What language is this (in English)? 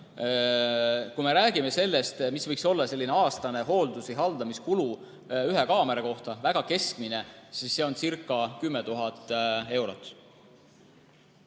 Estonian